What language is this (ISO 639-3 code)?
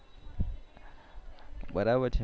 guj